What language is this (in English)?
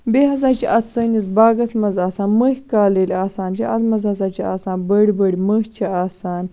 Kashmiri